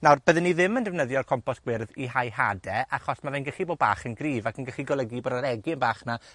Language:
Welsh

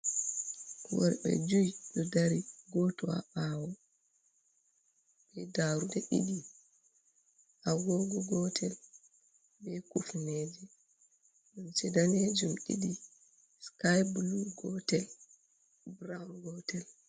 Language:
Fula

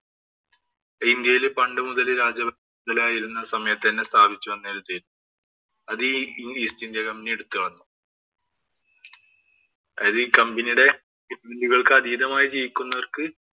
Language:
Malayalam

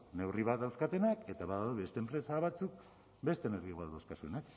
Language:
Basque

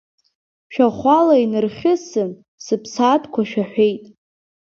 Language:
Abkhazian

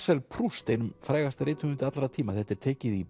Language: Icelandic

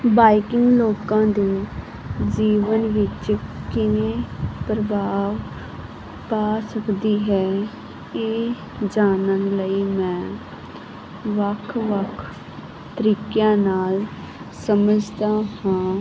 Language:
Punjabi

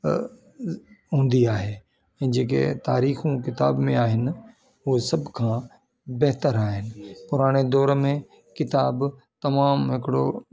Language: Sindhi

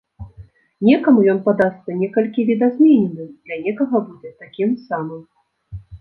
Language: Belarusian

